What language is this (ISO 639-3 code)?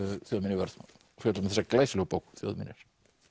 isl